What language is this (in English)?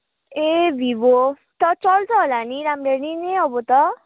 Nepali